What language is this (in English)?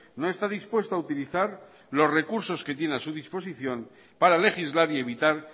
Spanish